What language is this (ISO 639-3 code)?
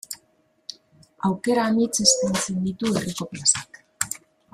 eus